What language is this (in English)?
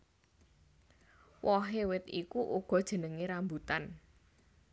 Javanese